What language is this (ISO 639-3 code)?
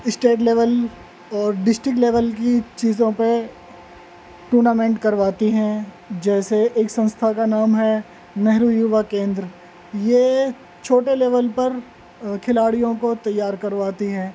urd